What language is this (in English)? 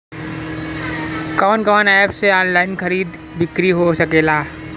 Bhojpuri